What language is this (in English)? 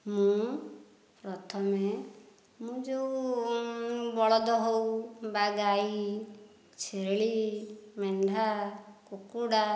Odia